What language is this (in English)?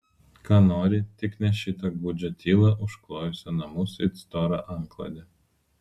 Lithuanian